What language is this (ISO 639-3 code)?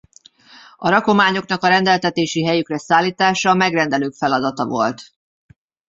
hun